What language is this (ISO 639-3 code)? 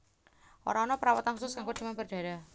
jav